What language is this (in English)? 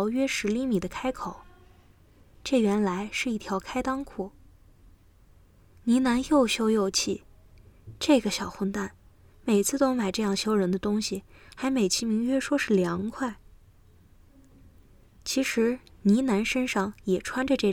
Chinese